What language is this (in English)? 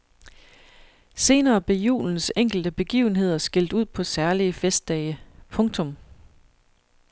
Danish